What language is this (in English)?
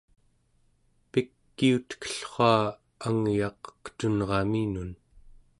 Central Yupik